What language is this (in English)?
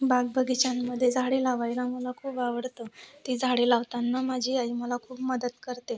Marathi